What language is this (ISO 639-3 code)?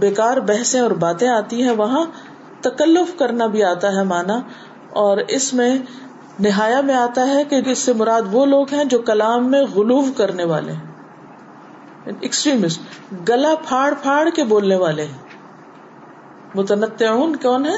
urd